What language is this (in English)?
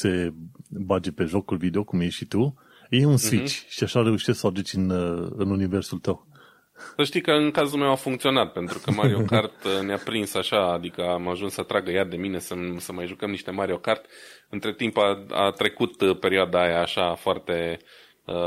Romanian